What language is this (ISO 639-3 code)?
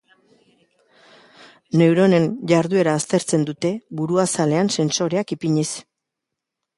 eus